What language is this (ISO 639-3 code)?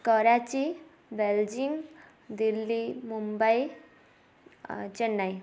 ori